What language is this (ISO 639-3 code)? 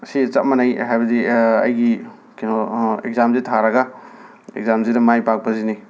mni